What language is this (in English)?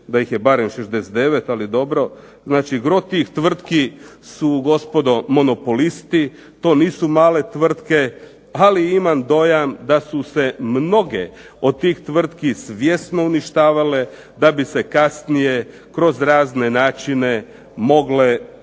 Croatian